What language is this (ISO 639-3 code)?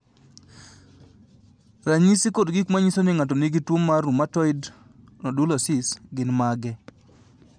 luo